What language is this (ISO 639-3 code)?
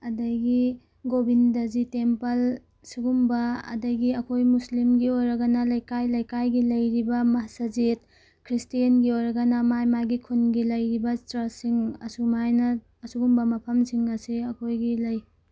mni